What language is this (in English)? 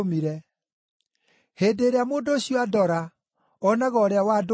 Kikuyu